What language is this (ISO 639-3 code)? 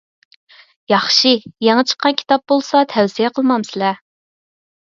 uig